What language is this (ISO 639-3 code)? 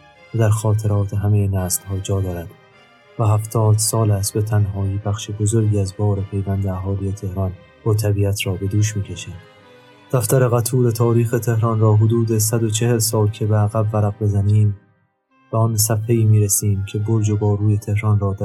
fas